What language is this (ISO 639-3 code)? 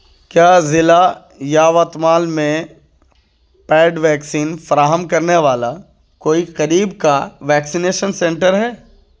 urd